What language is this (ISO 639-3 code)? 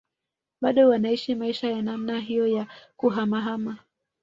swa